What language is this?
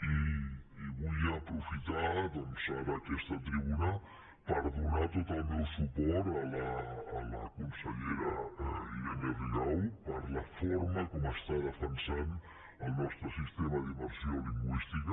Catalan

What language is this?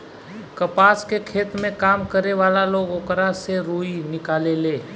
Bhojpuri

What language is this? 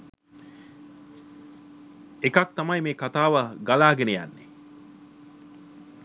Sinhala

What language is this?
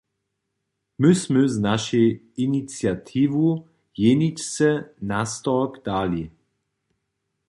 Upper Sorbian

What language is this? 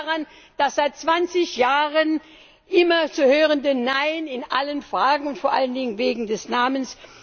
German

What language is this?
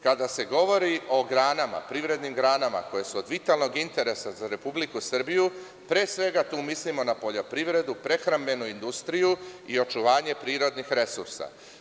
Serbian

